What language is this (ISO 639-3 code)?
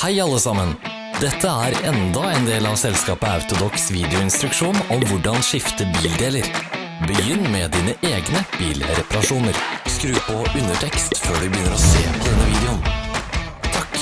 nor